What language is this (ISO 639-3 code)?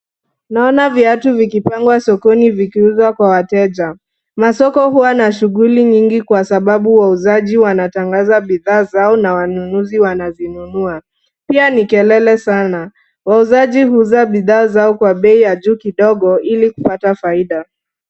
swa